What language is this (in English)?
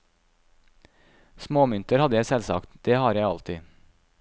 Norwegian